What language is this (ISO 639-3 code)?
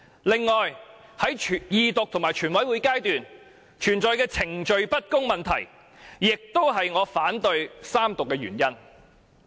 yue